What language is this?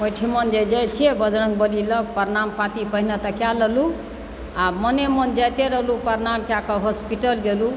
Maithili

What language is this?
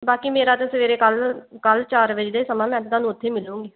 Punjabi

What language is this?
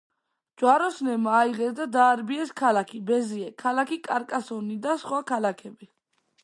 Georgian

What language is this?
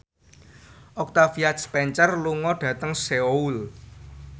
Javanese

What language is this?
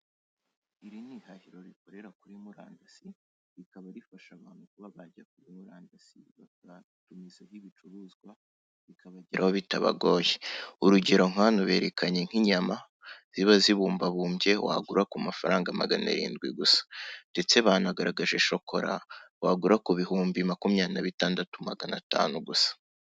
Kinyarwanda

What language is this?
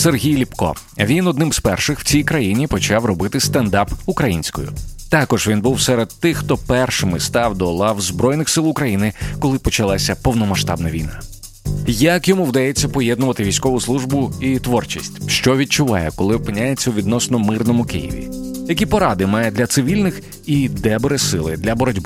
Ukrainian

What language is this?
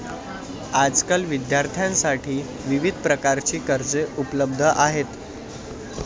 Marathi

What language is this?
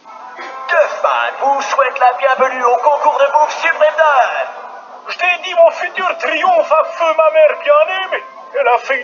French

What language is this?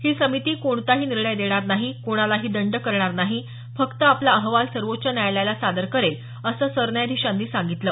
Marathi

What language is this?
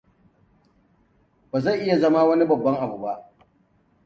Hausa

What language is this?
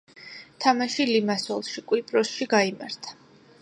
Georgian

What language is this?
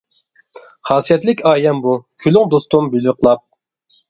Uyghur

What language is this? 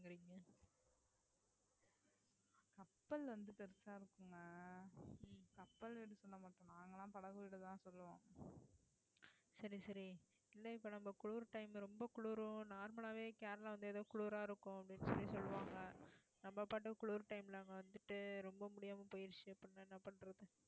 Tamil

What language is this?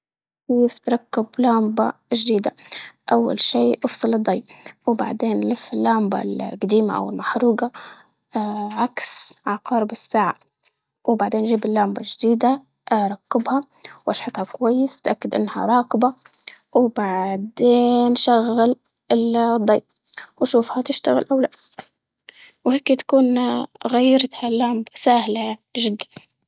Libyan Arabic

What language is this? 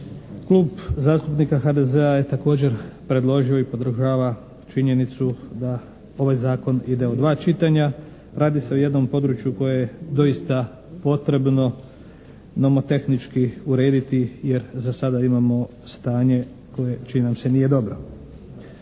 Croatian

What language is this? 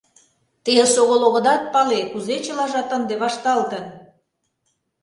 Mari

